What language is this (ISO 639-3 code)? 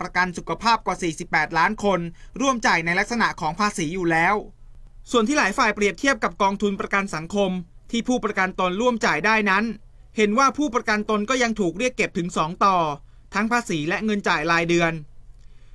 tha